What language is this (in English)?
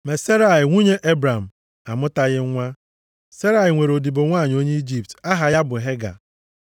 Igbo